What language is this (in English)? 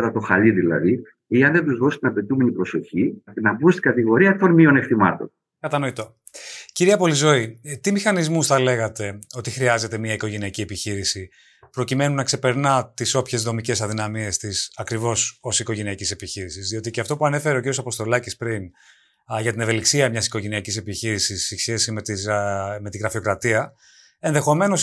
Greek